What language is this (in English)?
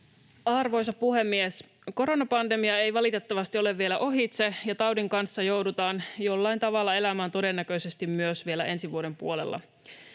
Finnish